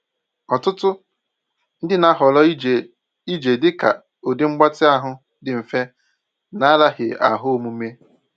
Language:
Igbo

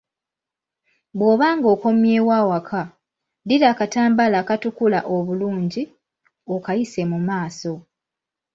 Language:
Ganda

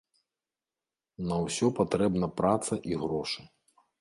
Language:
Belarusian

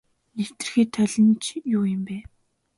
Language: Mongolian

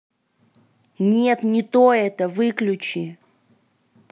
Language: Russian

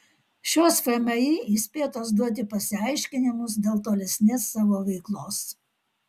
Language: Lithuanian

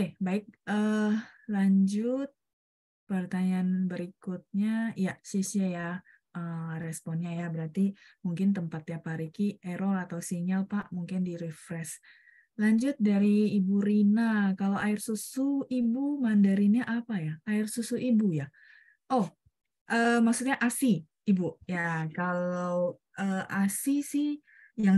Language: Indonesian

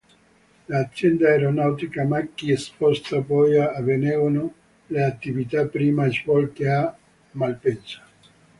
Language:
Italian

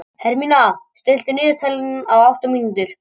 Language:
Icelandic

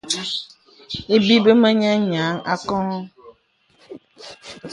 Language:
Bebele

